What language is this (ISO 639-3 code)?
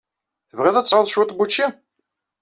kab